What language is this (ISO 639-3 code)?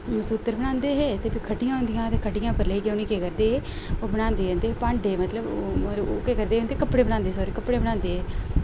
doi